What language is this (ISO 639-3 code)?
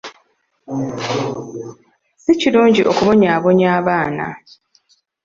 lug